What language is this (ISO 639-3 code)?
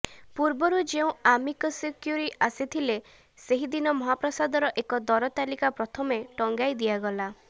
ori